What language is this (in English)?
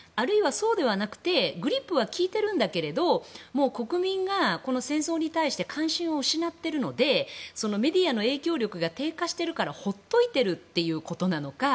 Japanese